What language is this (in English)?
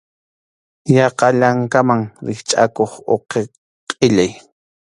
Arequipa-La Unión Quechua